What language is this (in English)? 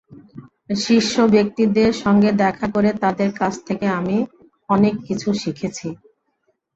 Bangla